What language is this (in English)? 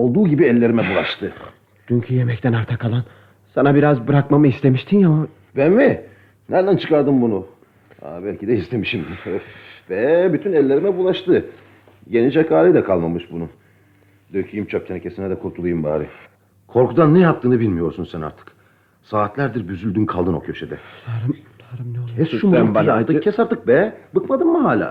Turkish